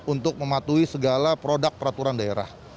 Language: Indonesian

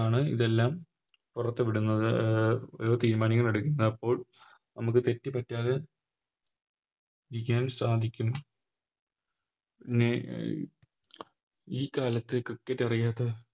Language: Malayalam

